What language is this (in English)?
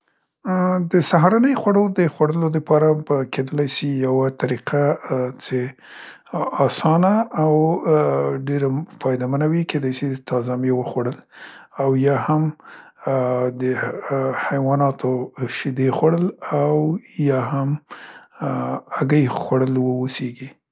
Central Pashto